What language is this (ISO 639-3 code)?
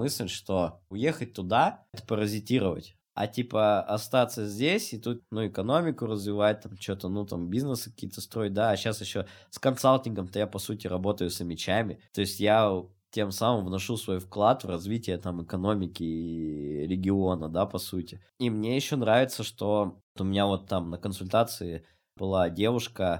rus